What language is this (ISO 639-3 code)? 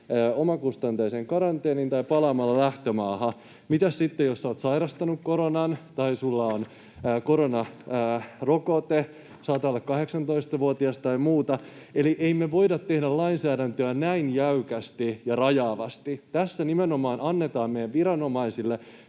fin